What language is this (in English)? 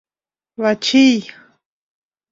Mari